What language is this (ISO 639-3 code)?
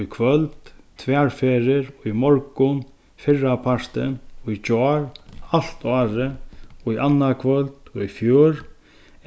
fao